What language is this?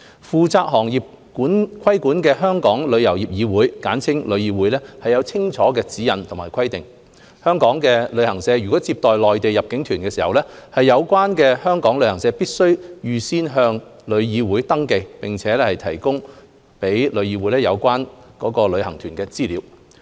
Cantonese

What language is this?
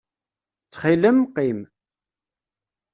Kabyle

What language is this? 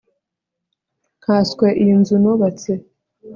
Kinyarwanda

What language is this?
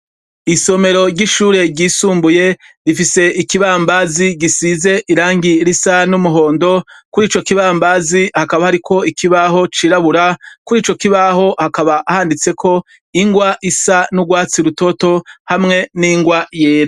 Rundi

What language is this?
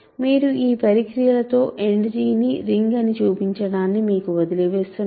Telugu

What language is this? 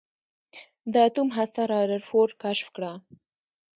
Pashto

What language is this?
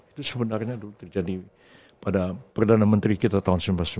Indonesian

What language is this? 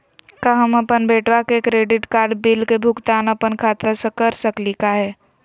Magahi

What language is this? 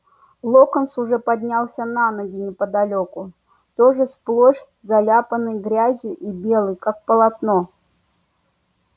Russian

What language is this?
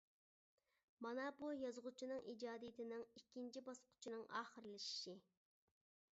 Uyghur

